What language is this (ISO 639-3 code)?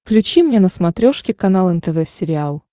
rus